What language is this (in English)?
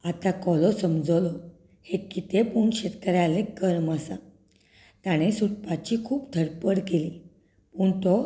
Konkani